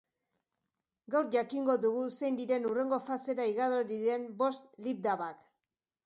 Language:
Basque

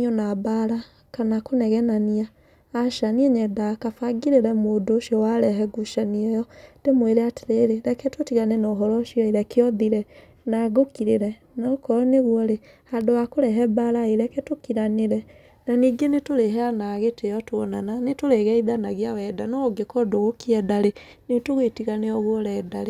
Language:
Kikuyu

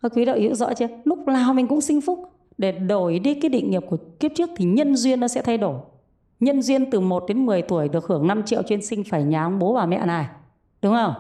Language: Vietnamese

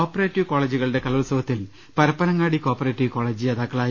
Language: Malayalam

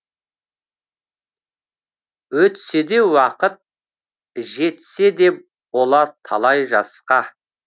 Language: Kazakh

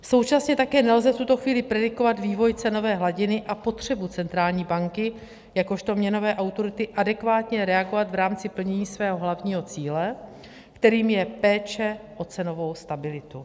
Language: Czech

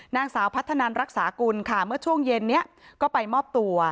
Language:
Thai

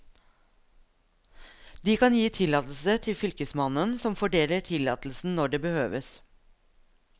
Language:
Norwegian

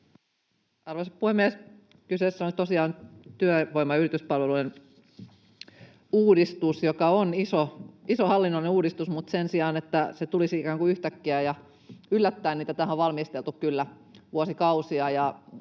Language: Finnish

